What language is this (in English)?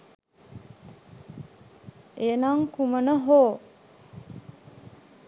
Sinhala